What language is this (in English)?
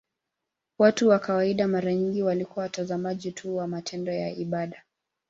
Swahili